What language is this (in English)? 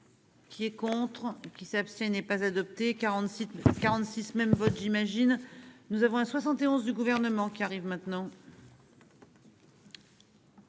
French